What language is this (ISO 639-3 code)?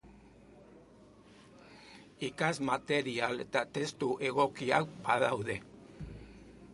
eus